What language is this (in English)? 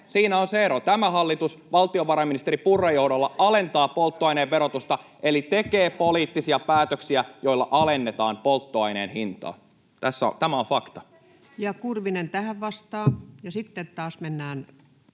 Finnish